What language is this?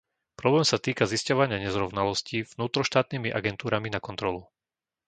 Slovak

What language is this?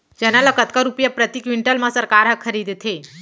Chhattisgarhi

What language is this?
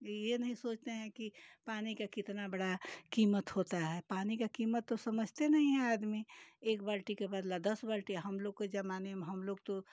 Hindi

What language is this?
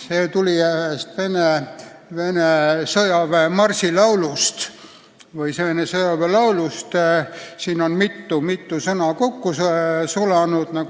Estonian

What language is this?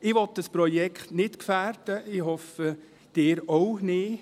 Swiss German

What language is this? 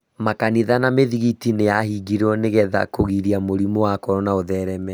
Kikuyu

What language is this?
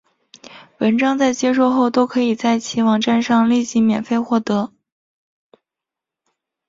Chinese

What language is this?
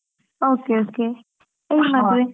Kannada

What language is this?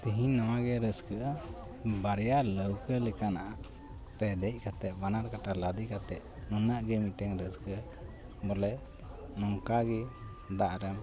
Santali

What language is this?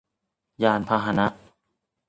Thai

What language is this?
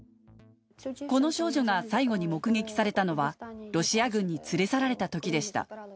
Japanese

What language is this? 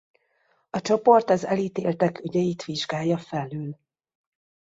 Hungarian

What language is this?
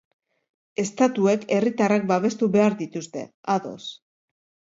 Basque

